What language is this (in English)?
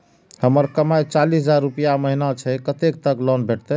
Maithili